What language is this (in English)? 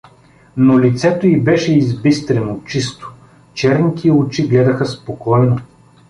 Bulgarian